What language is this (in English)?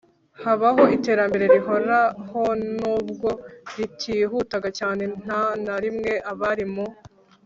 Kinyarwanda